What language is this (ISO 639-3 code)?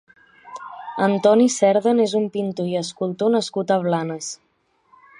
cat